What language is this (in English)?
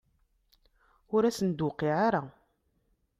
Kabyle